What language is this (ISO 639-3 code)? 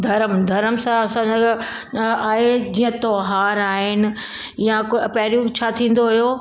snd